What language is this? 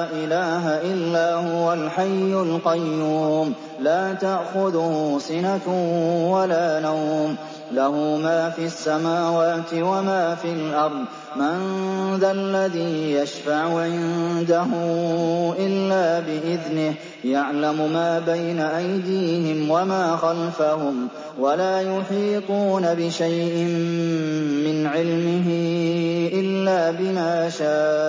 Arabic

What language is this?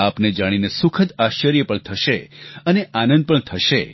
Gujarati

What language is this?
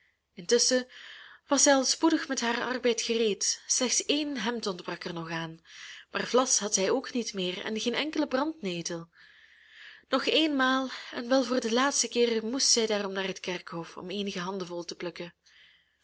Dutch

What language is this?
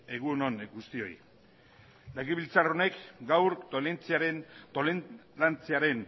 Basque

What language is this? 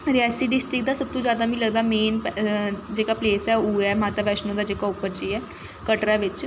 Dogri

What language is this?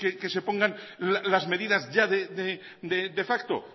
Spanish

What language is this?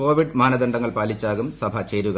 Malayalam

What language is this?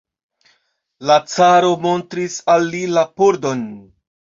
Esperanto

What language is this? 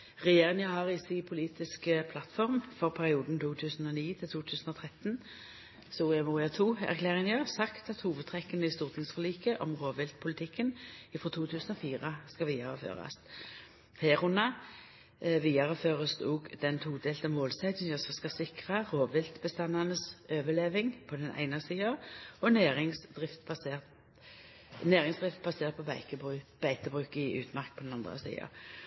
Norwegian Nynorsk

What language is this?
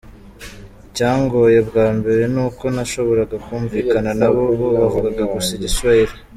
Kinyarwanda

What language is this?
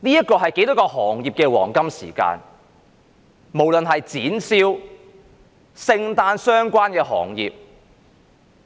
Cantonese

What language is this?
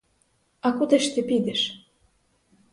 Ukrainian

